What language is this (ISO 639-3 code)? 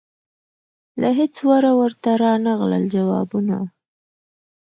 pus